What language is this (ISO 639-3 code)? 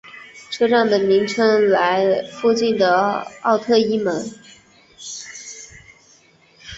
zho